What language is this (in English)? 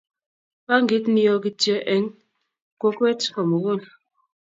Kalenjin